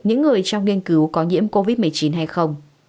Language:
Vietnamese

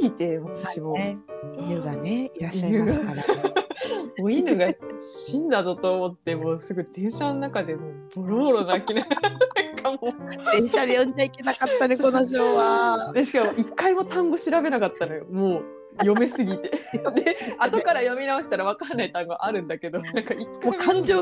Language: Japanese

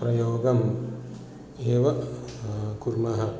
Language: Sanskrit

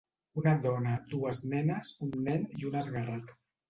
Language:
Catalan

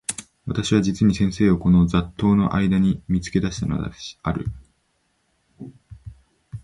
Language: Japanese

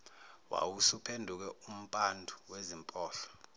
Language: Zulu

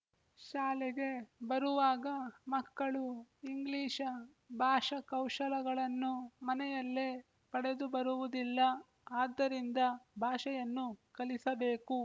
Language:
Kannada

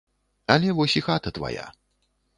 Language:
Belarusian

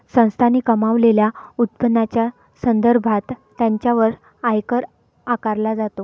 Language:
Marathi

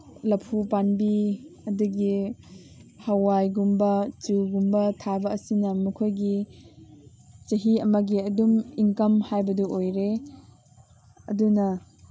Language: Manipuri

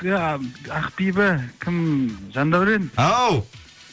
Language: Kazakh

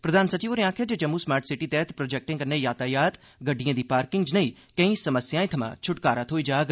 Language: Dogri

